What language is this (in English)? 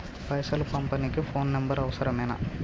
Telugu